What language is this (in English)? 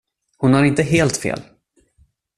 Swedish